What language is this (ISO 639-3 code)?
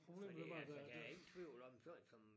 dan